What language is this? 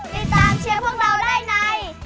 Thai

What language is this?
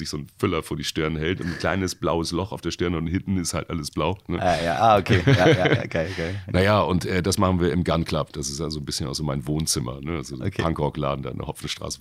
German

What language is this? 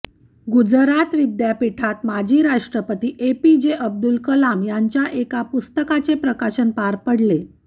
Marathi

